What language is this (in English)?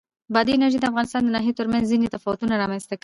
Pashto